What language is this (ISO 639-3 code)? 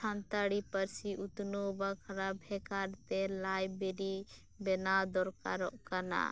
sat